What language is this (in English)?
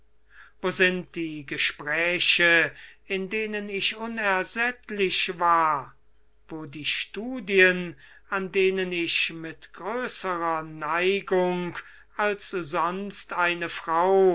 German